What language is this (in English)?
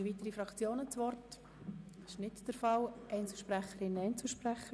Swiss German